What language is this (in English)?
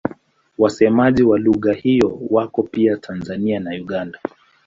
Swahili